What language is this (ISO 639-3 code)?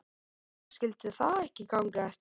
isl